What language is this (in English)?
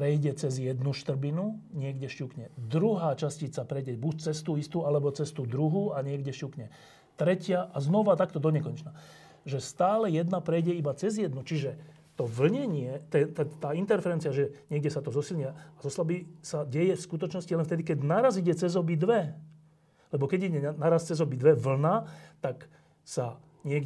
Slovak